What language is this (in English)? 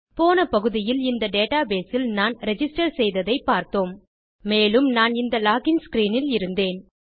Tamil